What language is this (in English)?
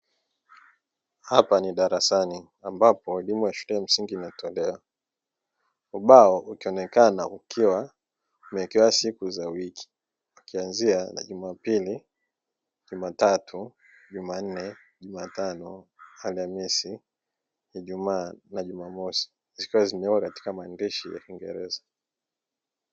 Swahili